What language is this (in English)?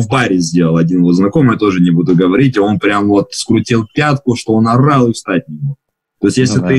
Russian